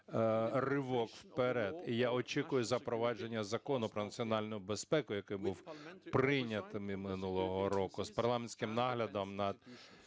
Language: Ukrainian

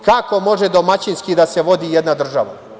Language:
Serbian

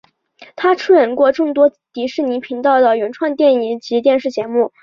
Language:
Chinese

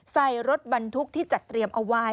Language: Thai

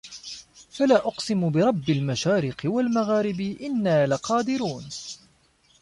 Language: Arabic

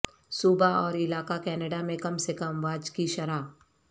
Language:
Urdu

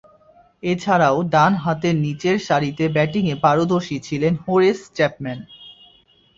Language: Bangla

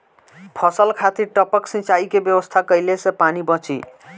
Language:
Bhojpuri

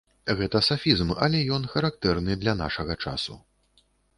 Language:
Belarusian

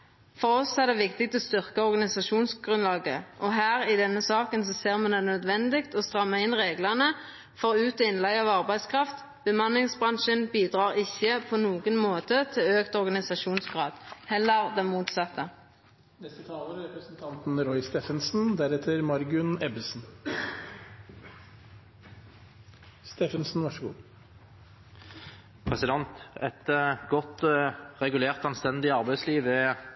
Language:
Norwegian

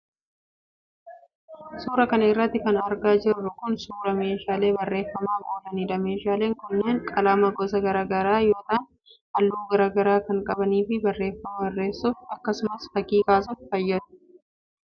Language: Oromo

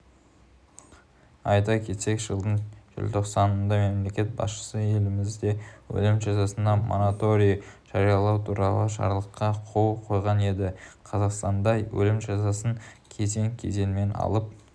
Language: Kazakh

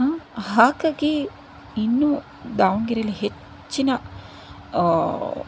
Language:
Kannada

